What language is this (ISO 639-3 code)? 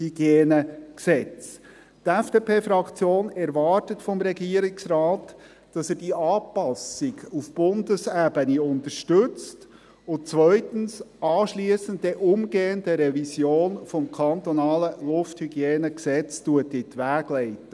gsw